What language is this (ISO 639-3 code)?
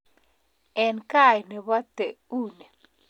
kln